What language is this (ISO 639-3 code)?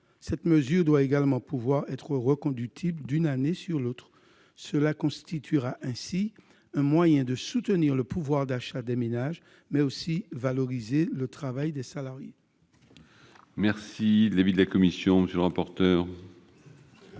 fra